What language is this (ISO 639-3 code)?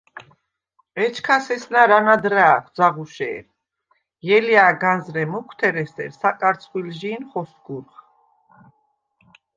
sva